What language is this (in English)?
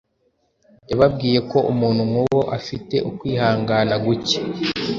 Kinyarwanda